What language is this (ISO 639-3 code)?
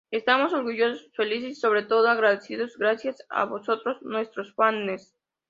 spa